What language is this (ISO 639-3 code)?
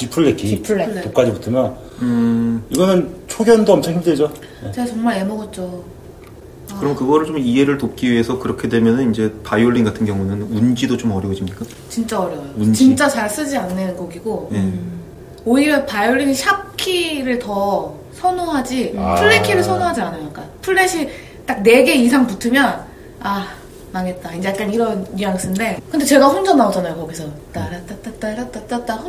kor